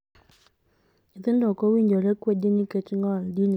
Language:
Luo (Kenya and Tanzania)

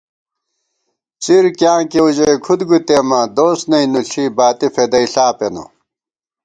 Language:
Gawar-Bati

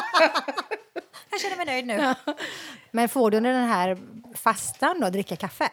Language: Swedish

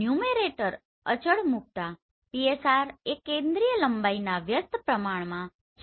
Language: Gujarati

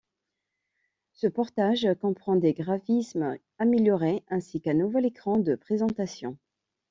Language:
French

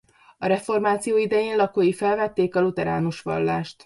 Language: Hungarian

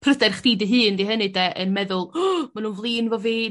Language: Welsh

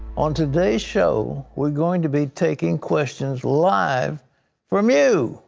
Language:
English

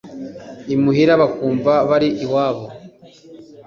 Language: Kinyarwanda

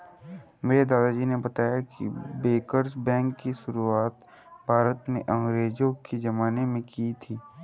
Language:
Hindi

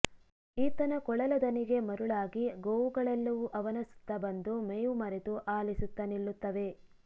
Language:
Kannada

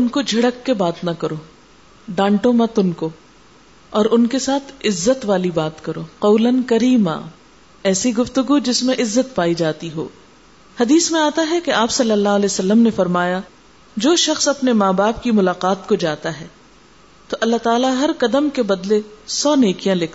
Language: Urdu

